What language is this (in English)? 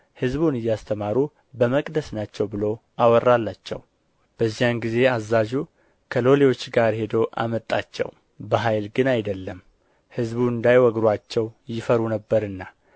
Amharic